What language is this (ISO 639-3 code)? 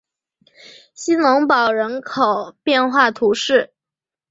zho